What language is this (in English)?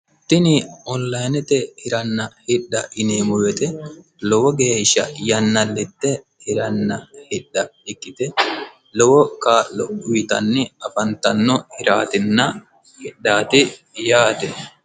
Sidamo